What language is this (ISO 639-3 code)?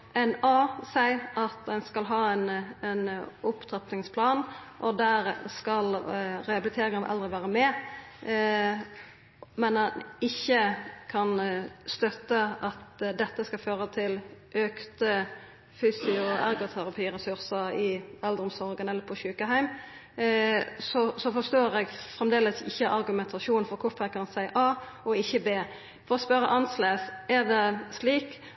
nno